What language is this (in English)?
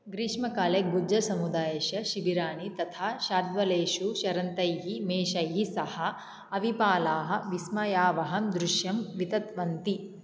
Sanskrit